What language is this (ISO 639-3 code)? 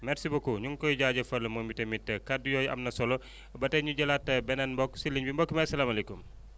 wol